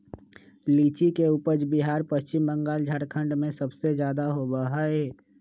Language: Magahi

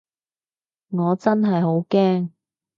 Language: Cantonese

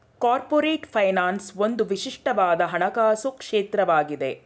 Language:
Kannada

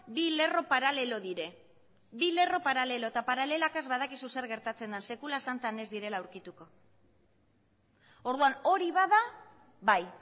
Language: Basque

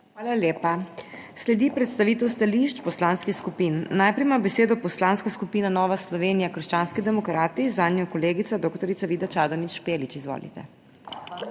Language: Slovenian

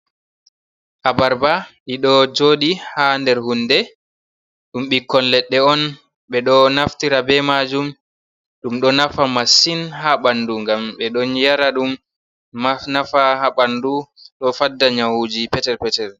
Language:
Fula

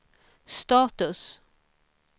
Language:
Swedish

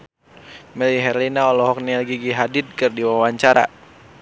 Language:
Sundanese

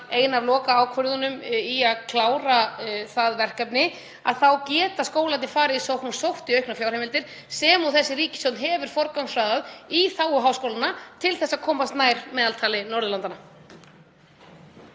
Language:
Icelandic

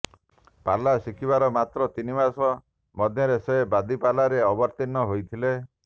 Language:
Odia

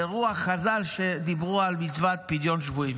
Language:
Hebrew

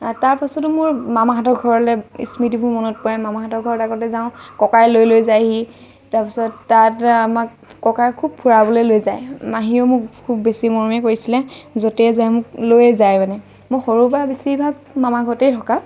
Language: Assamese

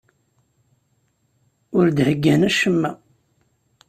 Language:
Kabyle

